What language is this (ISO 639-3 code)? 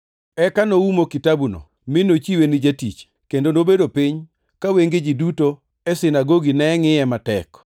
luo